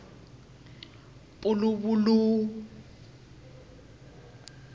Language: Tsonga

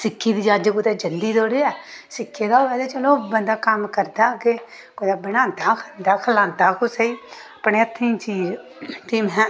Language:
Dogri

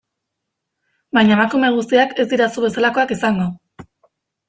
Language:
Basque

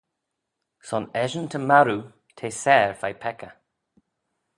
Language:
Manx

